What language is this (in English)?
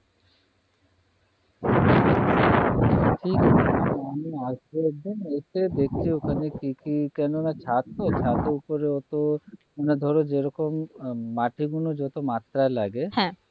Bangla